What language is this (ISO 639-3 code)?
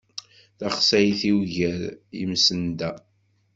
kab